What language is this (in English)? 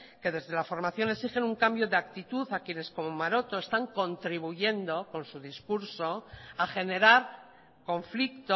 Spanish